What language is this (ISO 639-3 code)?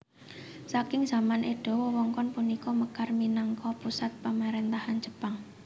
jav